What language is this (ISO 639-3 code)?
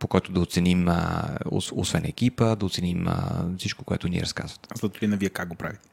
bul